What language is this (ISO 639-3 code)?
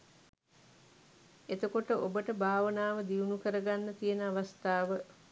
sin